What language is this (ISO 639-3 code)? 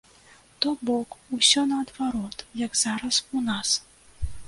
bel